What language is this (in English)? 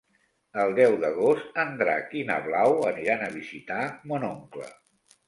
Catalan